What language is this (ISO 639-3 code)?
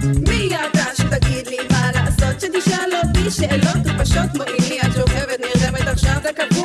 heb